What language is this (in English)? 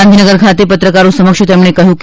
Gujarati